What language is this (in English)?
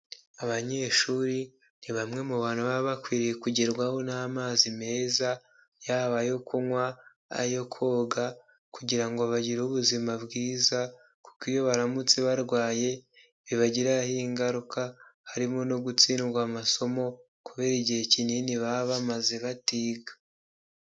Kinyarwanda